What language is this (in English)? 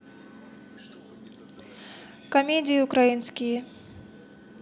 Russian